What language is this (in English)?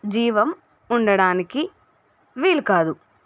Telugu